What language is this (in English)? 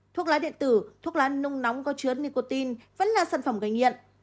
Vietnamese